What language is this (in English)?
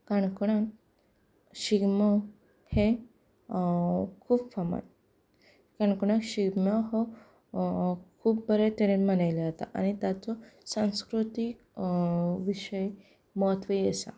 Konkani